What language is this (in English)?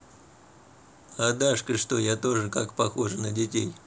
Russian